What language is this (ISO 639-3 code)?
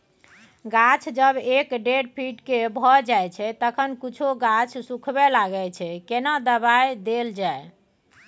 mai